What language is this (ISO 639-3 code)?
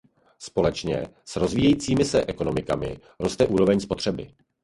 ces